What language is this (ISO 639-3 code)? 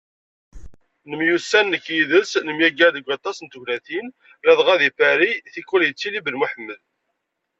kab